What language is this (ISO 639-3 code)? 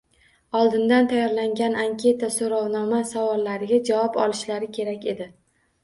uzb